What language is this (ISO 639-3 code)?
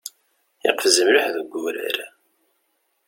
kab